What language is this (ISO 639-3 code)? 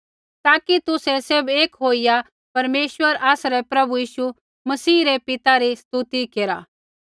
kfx